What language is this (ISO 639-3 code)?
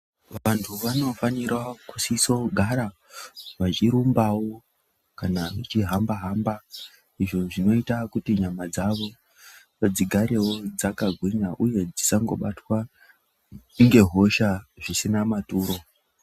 ndc